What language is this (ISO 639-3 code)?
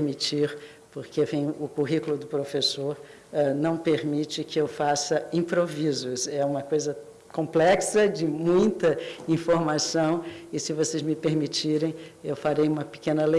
por